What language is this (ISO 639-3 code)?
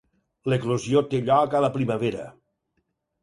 cat